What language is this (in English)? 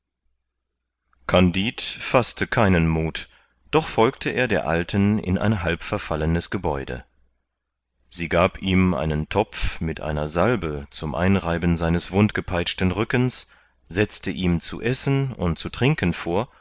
German